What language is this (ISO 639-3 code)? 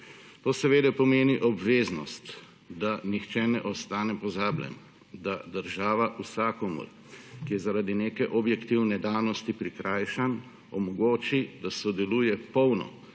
slv